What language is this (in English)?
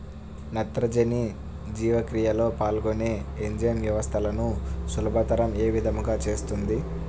Telugu